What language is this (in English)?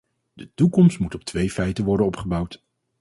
Dutch